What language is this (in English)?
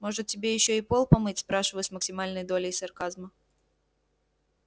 Russian